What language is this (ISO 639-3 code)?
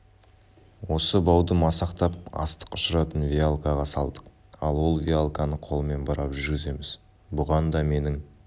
kaz